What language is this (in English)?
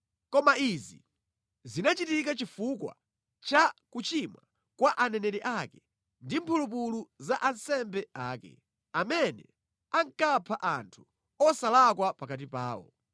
Nyanja